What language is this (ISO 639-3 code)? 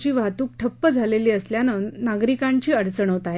mar